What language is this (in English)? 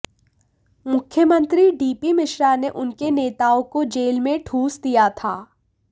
Hindi